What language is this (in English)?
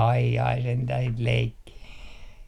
Finnish